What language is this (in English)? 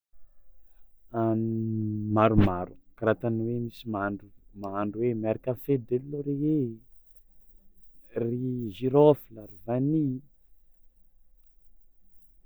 Tsimihety Malagasy